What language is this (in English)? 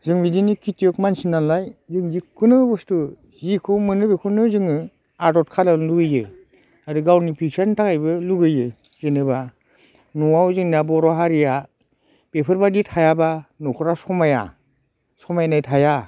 Bodo